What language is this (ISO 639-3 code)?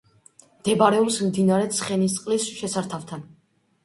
kat